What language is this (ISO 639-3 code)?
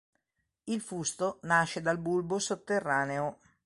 ita